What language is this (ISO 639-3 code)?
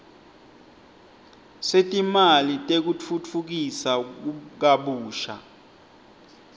ssw